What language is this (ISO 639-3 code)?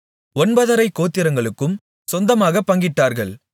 tam